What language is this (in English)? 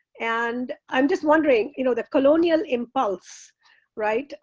English